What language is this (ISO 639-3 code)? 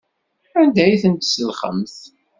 kab